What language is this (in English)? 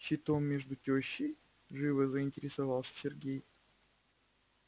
Russian